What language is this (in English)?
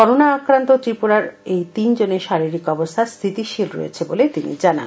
Bangla